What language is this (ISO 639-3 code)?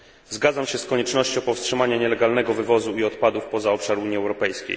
pol